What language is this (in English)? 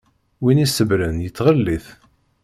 Kabyle